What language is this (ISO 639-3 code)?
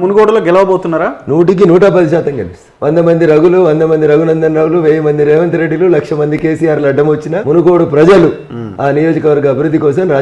ind